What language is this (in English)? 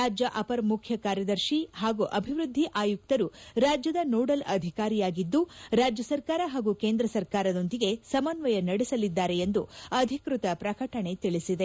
Kannada